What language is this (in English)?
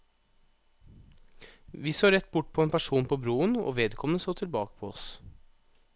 Norwegian